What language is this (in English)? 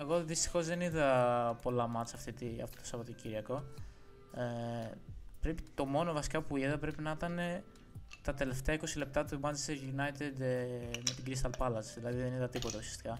Greek